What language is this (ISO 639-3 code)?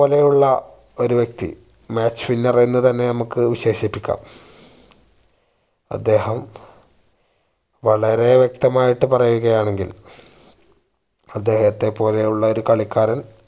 mal